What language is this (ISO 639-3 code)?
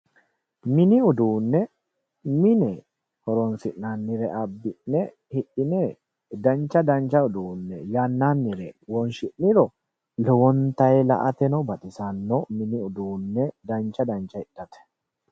sid